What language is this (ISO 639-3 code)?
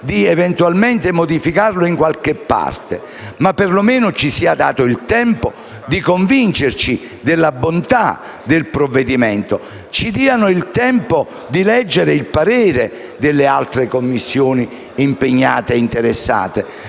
ita